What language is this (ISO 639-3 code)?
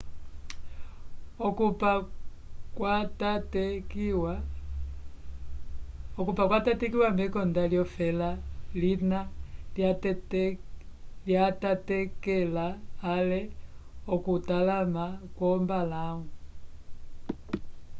umb